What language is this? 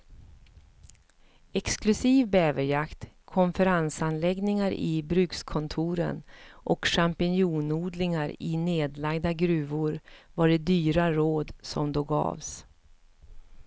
Swedish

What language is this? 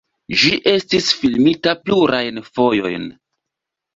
Esperanto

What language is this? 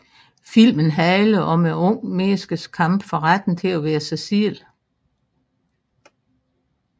Danish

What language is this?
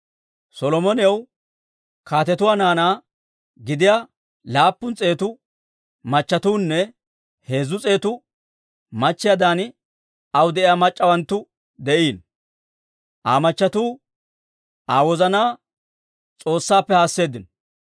Dawro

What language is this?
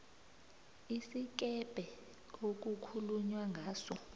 South Ndebele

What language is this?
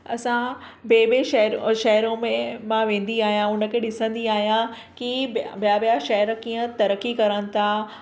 Sindhi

